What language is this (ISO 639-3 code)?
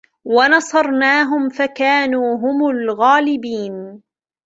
ara